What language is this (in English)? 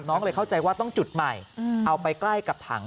Thai